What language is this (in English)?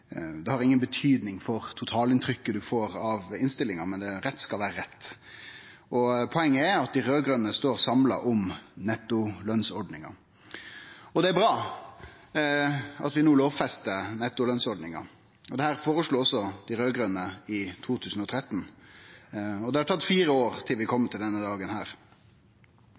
Norwegian Nynorsk